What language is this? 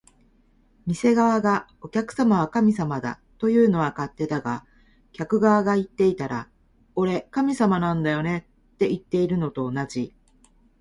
Japanese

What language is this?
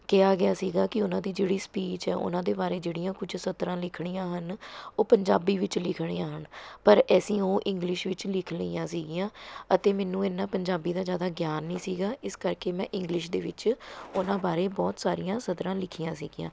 Punjabi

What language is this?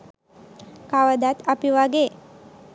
Sinhala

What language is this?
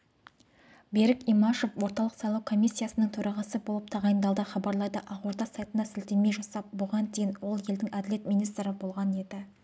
Kazakh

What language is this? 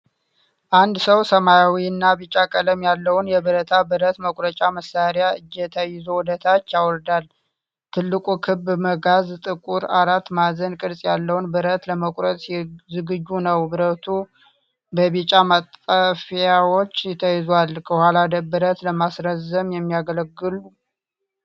Amharic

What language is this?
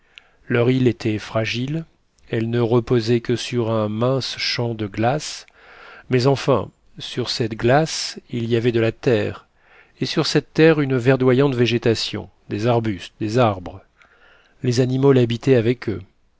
French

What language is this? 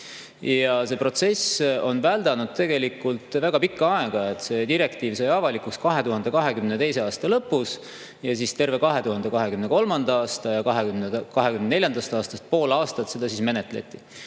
Estonian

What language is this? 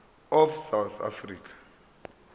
Zulu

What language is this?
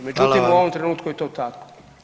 Croatian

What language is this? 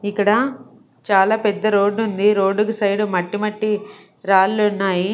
Telugu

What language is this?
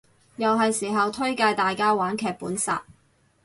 Cantonese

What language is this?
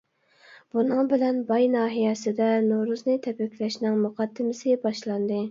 Uyghur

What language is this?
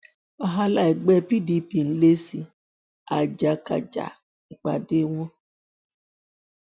Yoruba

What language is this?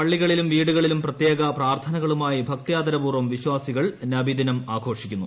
Malayalam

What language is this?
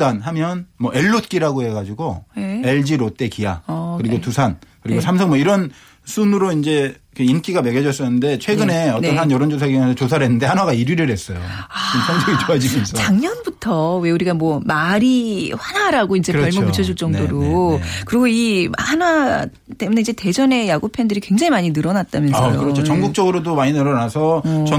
Korean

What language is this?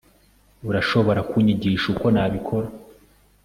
Kinyarwanda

